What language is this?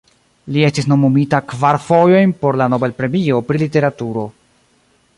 Esperanto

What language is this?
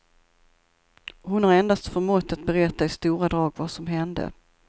Swedish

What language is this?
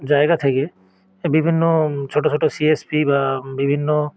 Bangla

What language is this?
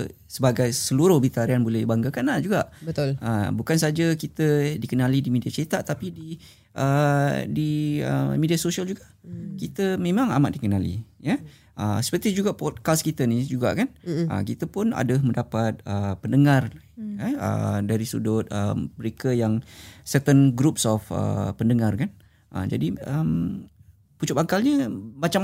Malay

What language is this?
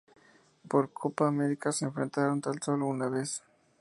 Spanish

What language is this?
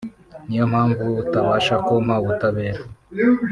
Kinyarwanda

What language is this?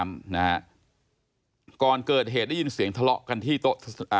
Thai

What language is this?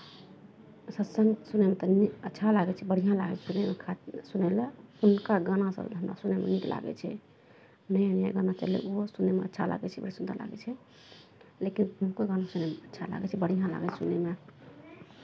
Maithili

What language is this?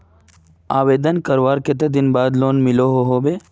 Magahi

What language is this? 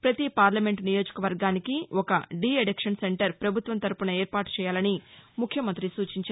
Telugu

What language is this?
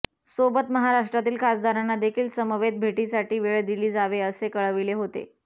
Marathi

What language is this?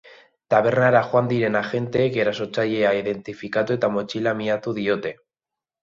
Basque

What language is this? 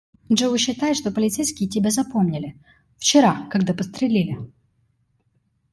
Russian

